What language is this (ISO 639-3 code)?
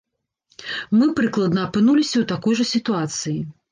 bel